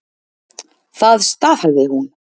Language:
Icelandic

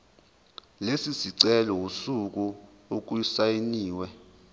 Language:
Zulu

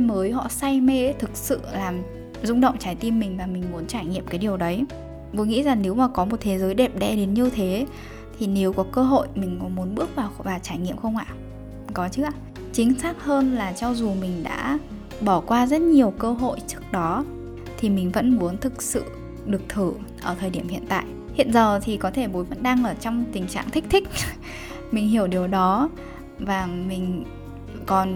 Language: Vietnamese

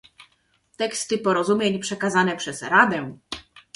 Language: Polish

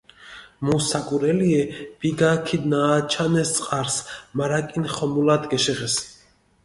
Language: Mingrelian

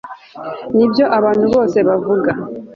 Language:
Kinyarwanda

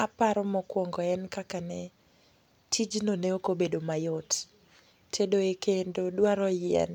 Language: Luo (Kenya and Tanzania)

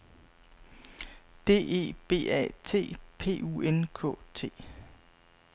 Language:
Danish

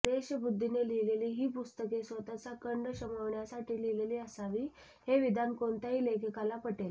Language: Marathi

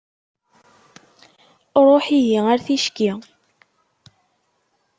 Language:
Kabyle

